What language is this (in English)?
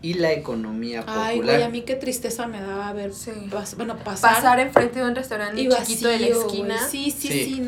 Spanish